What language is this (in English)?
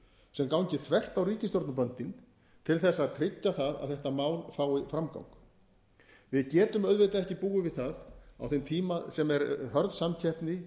Icelandic